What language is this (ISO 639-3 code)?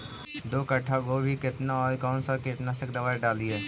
mag